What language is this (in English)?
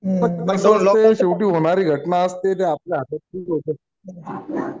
Marathi